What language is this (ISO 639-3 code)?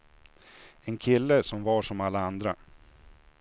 swe